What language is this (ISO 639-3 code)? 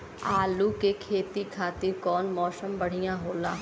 bho